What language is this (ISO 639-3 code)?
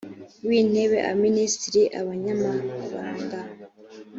kin